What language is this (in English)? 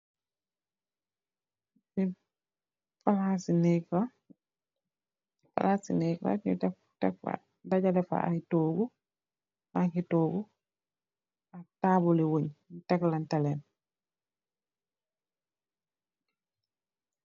Wolof